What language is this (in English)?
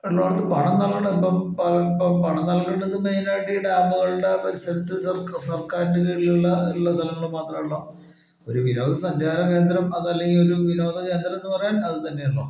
Malayalam